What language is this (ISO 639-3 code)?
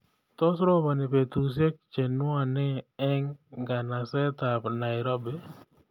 kln